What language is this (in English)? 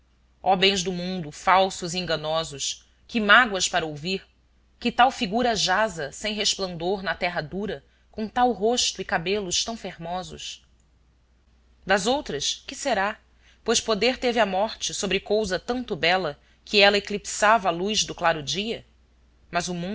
Portuguese